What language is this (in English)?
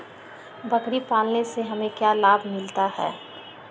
Magahi